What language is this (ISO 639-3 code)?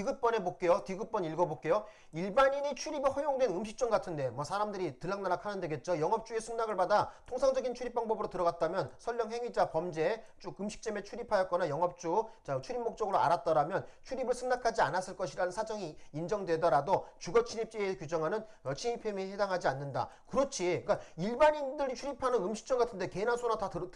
kor